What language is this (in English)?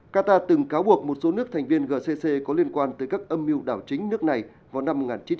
Vietnamese